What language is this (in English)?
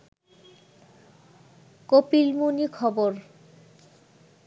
Bangla